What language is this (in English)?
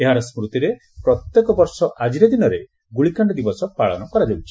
Odia